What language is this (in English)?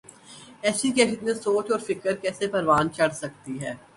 Urdu